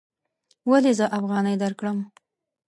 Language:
Pashto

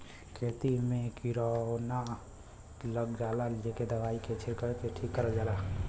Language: Bhojpuri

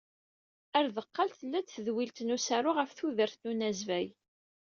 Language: Kabyle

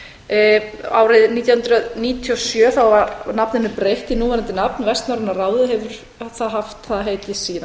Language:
Icelandic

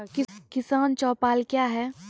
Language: Maithili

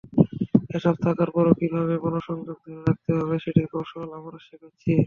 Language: Bangla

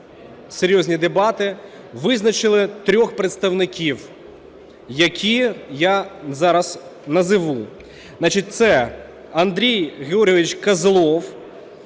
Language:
Ukrainian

